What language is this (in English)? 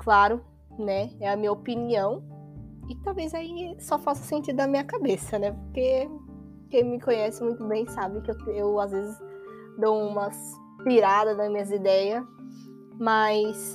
Portuguese